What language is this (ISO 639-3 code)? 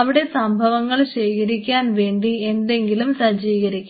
mal